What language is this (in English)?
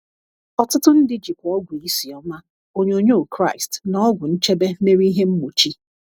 Igbo